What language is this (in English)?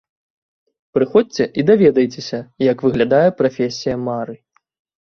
Belarusian